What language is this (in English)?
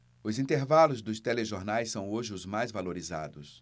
Portuguese